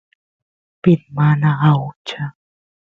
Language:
Santiago del Estero Quichua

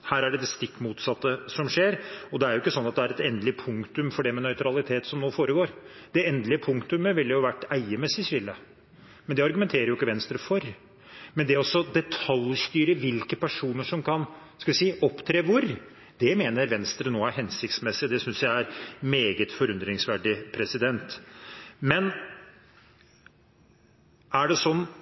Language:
Norwegian Bokmål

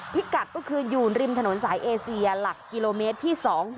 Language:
Thai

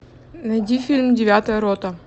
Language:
Russian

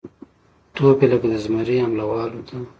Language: Pashto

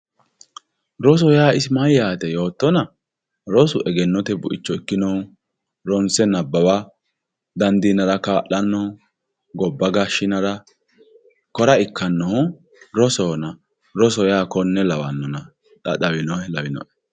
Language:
Sidamo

